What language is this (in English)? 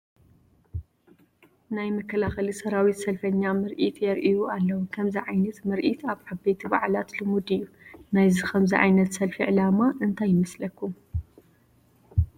Tigrinya